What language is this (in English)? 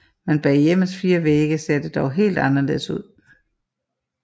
Danish